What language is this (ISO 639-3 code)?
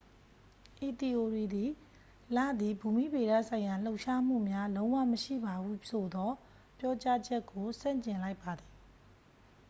mya